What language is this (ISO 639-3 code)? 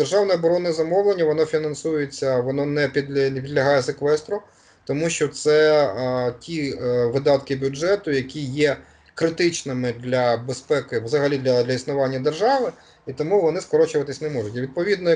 ukr